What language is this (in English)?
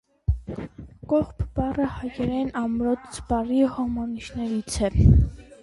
Armenian